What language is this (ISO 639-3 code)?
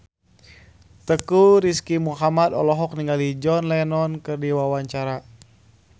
sun